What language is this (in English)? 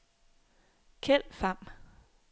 Danish